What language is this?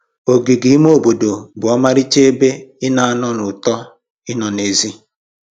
Igbo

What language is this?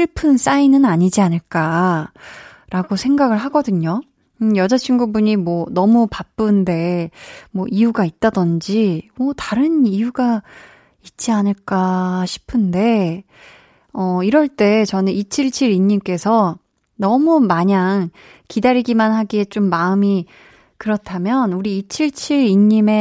Korean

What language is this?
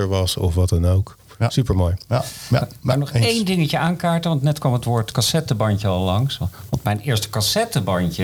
Dutch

